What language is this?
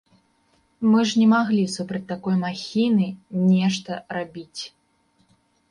Belarusian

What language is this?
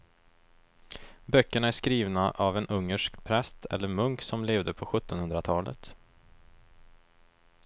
Swedish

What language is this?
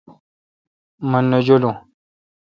Kalkoti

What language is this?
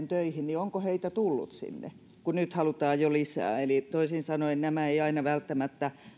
Finnish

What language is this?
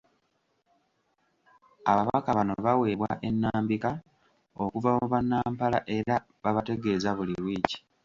Ganda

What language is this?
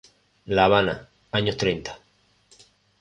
Spanish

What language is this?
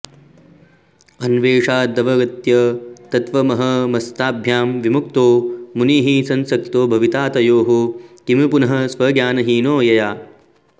Sanskrit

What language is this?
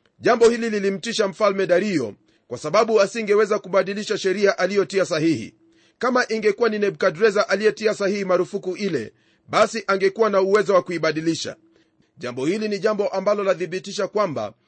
Swahili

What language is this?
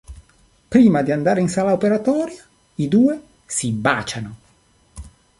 Italian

